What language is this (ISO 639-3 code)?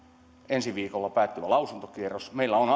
fin